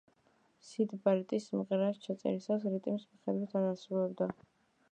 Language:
Georgian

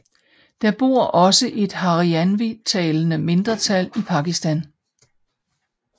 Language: Danish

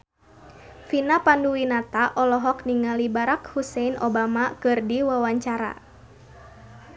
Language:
Sundanese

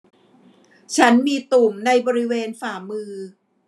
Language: Thai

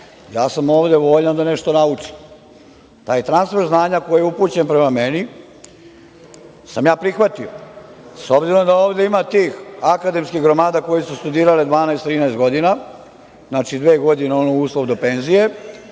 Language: Serbian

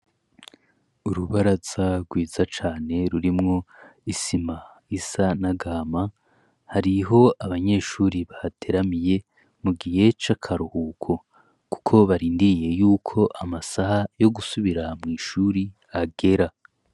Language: Rundi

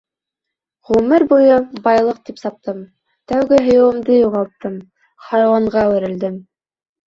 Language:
Bashkir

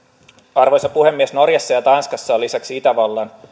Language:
Finnish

